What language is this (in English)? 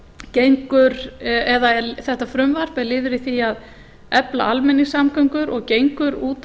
Icelandic